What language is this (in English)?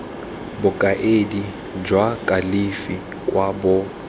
Tswana